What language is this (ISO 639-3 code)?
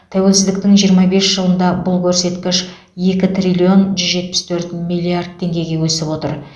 kaz